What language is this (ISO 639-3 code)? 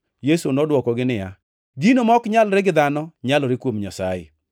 luo